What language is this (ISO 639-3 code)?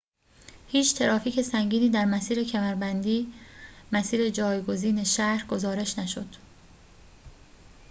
fas